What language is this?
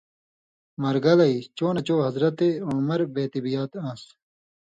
Indus Kohistani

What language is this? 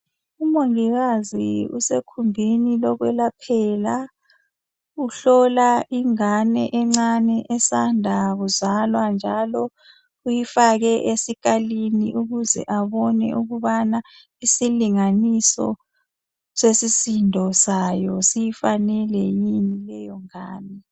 North Ndebele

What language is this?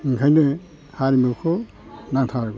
Bodo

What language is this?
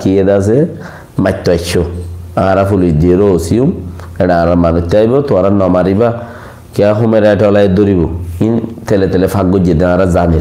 Indonesian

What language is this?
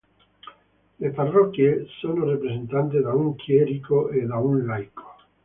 Italian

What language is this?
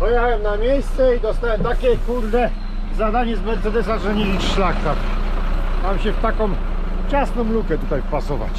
Polish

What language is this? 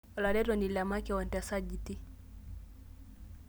Masai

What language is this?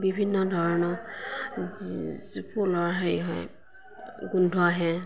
Assamese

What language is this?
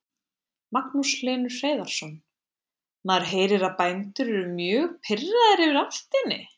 Icelandic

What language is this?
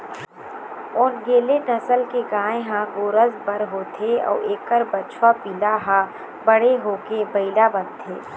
Chhattisgarhi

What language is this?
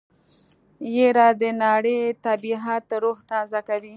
Pashto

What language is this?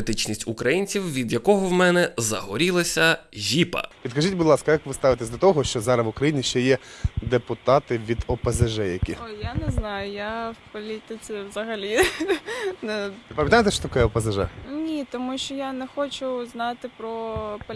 Ukrainian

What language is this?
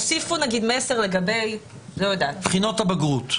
Hebrew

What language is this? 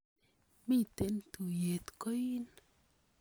Kalenjin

